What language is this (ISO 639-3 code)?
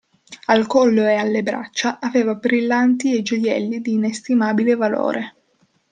ita